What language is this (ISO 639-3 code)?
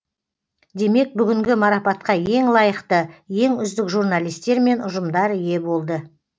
kaz